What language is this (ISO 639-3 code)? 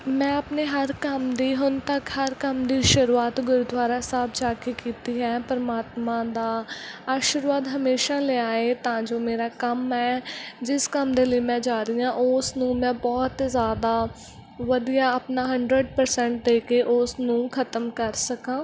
pan